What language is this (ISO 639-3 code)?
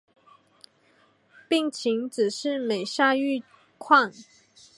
zho